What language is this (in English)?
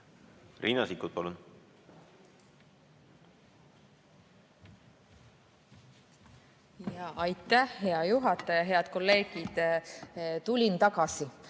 Estonian